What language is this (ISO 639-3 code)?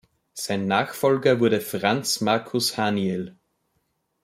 deu